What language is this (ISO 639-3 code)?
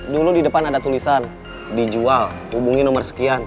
ind